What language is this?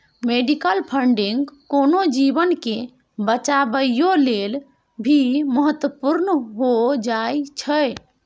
Maithili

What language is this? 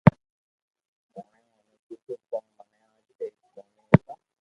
Loarki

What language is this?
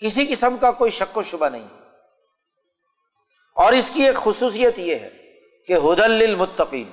Urdu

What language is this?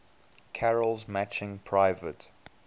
English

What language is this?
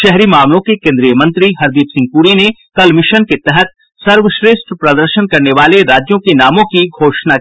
Hindi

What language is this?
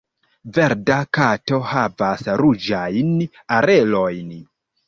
Esperanto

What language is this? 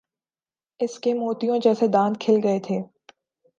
Urdu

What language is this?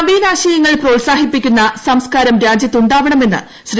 Malayalam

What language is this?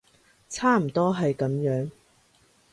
Cantonese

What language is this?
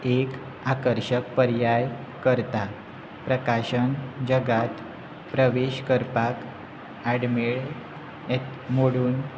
Konkani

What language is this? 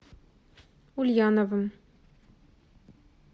Russian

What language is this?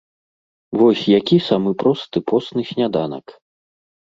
Belarusian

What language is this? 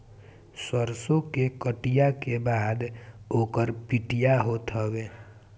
Bhojpuri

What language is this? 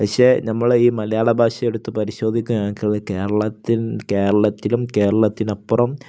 Malayalam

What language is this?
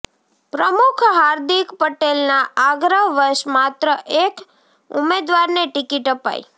Gujarati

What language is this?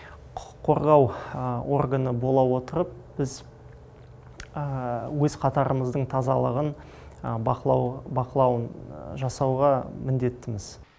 Kazakh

